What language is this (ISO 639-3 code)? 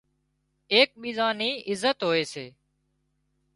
kxp